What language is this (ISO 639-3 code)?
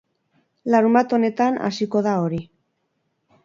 eus